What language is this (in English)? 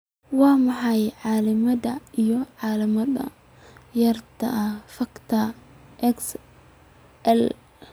Somali